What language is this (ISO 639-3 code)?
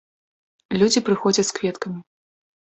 bel